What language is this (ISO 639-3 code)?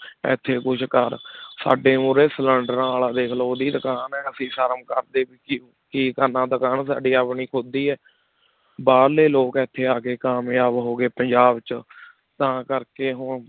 pan